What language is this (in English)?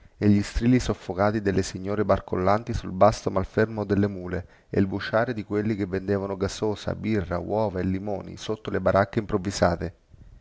Italian